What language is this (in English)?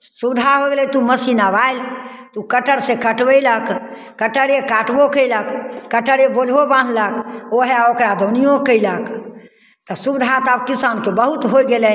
Maithili